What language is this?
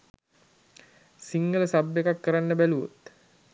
Sinhala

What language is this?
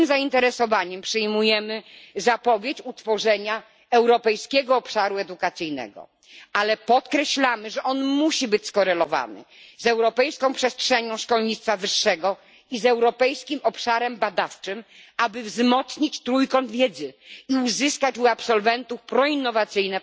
Polish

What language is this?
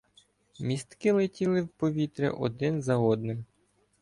Ukrainian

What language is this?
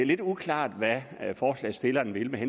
Danish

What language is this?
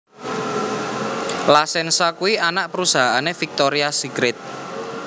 Javanese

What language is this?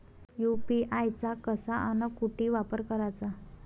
Marathi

